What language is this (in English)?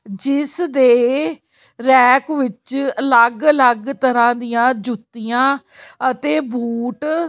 Punjabi